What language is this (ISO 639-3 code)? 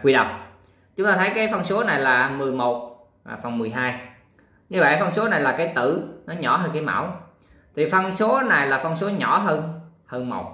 vie